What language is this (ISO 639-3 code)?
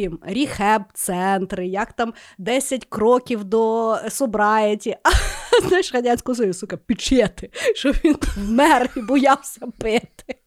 ukr